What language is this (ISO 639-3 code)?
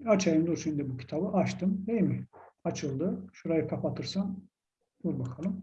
tur